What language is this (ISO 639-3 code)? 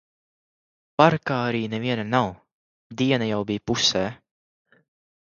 lav